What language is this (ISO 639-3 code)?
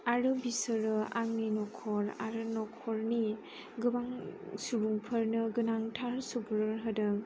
brx